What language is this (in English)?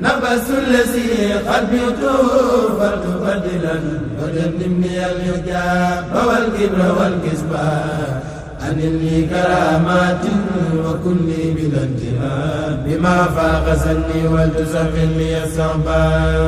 Arabic